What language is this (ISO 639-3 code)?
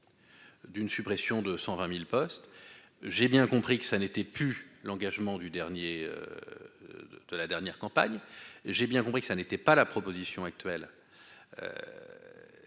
fra